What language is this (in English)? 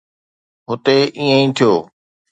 Sindhi